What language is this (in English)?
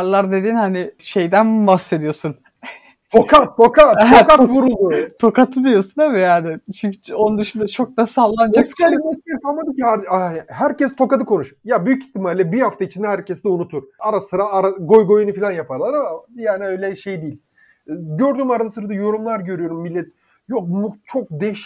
Turkish